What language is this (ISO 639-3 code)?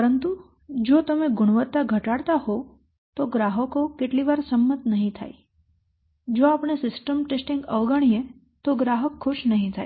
guj